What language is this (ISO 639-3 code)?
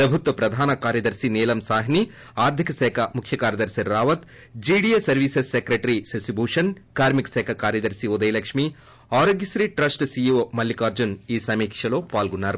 tel